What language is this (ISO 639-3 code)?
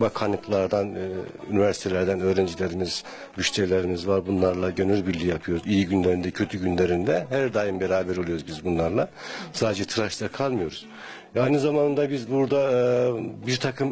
tur